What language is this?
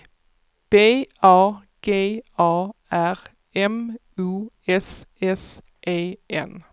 Swedish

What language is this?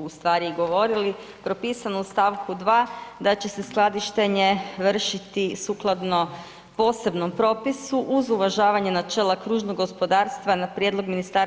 Croatian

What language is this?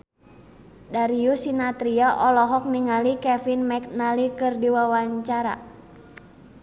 Sundanese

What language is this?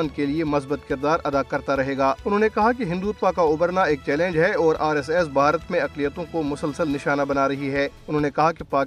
Urdu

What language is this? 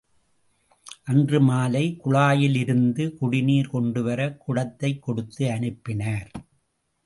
Tamil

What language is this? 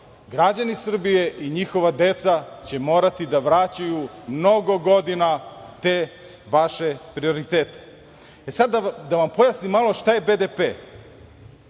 Serbian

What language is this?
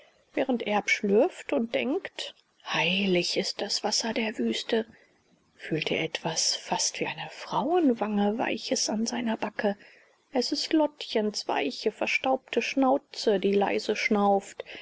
German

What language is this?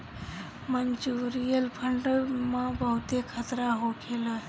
Bhojpuri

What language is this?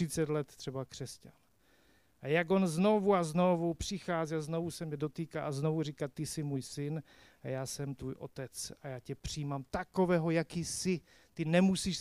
Czech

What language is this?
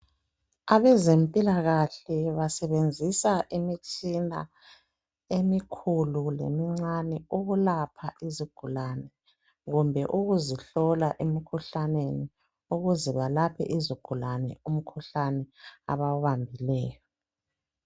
North Ndebele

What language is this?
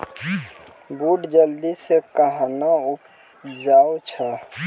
Maithili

